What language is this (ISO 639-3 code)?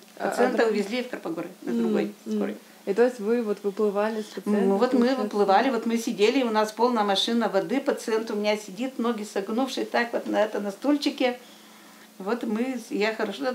rus